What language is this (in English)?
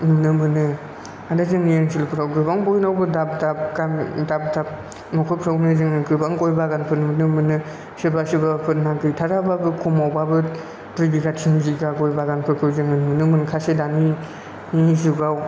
Bodo